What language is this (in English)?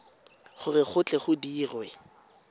Tswana